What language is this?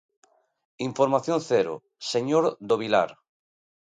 Galician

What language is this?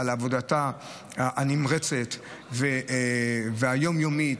Hebrew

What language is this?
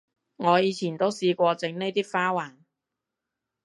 Cantonese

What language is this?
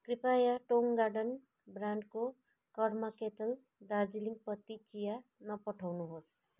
Nepali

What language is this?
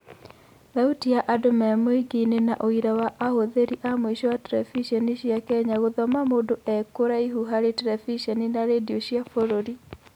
Kikuyu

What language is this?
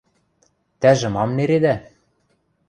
Western Mari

